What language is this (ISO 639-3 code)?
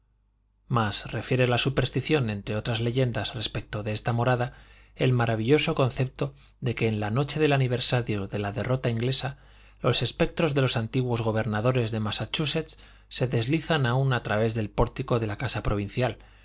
spa